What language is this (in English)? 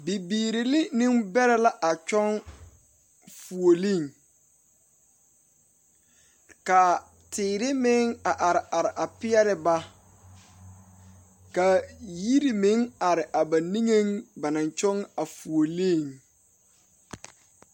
Southern Dagaare